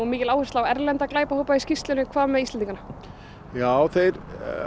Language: Icelandic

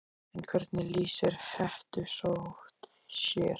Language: Icelandic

